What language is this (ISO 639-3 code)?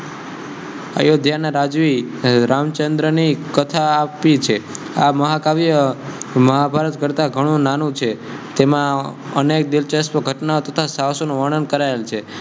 guj